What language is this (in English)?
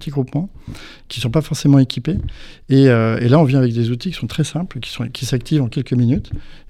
French